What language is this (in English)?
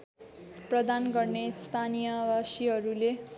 Nepali